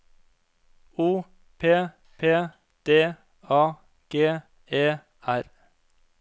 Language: Norwegian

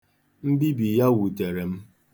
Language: Igbo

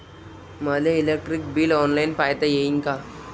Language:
Marathi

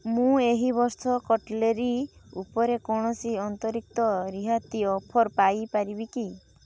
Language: Odia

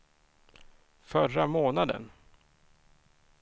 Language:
Swedish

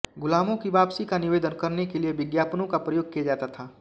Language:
Hindi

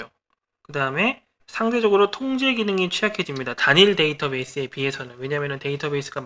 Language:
Korean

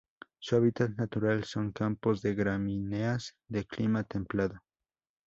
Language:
Spanish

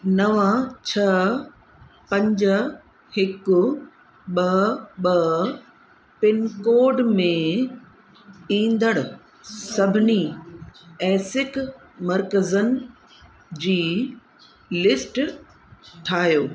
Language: Sindhi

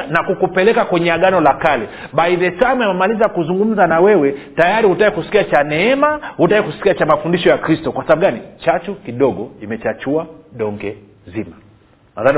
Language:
Swahili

